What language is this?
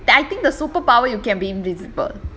English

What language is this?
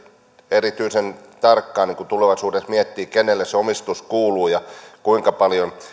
Finnish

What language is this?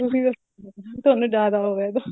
Punjabi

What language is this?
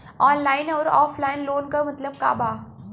Bhojpuri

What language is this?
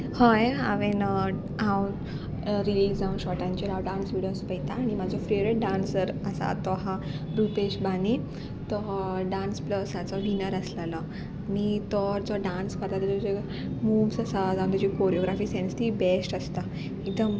Konkani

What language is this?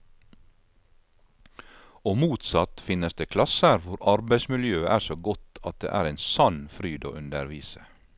Norwegian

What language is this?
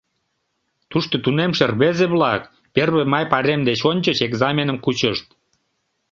Mari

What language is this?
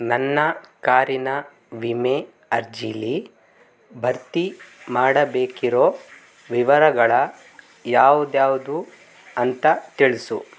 Kannada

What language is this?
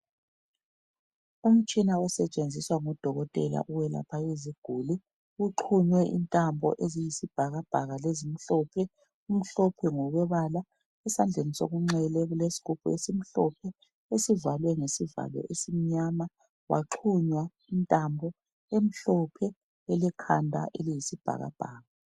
North Ndebele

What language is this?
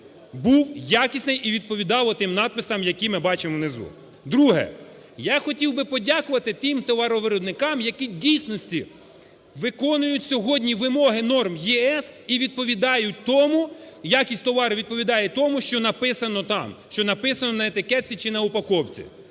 Ukrainian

